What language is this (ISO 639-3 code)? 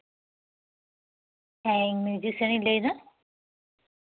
sat